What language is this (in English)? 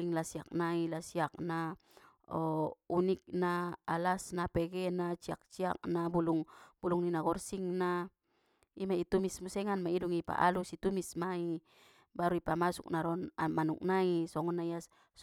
Batak Mandailing